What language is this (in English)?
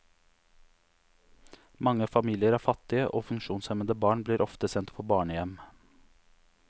Norwegian